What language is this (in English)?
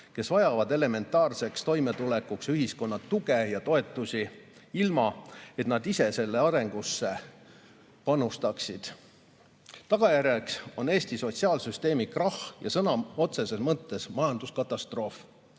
Estonian